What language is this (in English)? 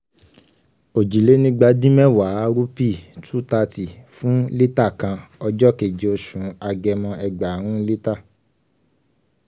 Yoruba